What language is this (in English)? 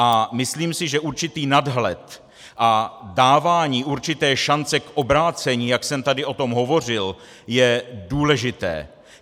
Czech